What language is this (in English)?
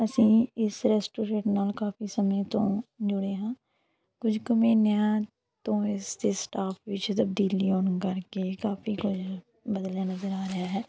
Punjabi